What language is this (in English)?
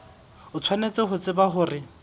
Southern Sotho